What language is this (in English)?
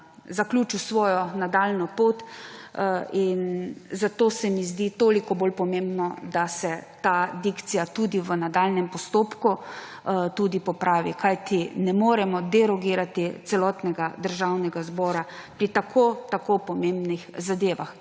Slovenian